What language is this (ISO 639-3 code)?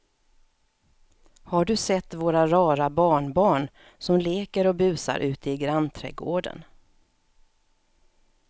swe